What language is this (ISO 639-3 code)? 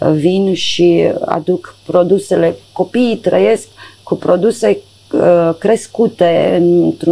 ron